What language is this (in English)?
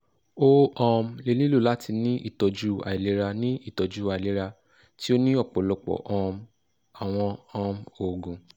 Yoruba